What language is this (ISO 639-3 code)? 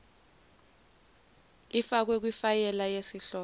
zul